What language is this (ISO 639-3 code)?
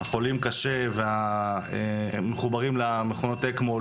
heb